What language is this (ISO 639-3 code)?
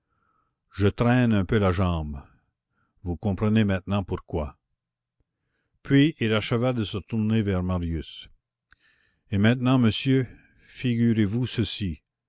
fra